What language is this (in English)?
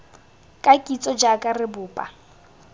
Tswana